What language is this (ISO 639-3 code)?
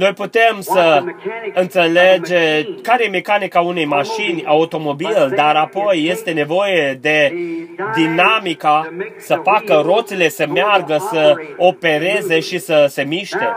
ron